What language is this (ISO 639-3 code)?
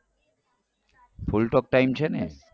guj